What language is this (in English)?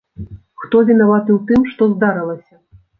Belarusian